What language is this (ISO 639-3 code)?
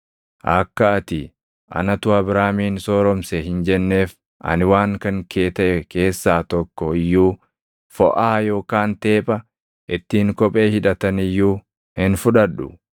orm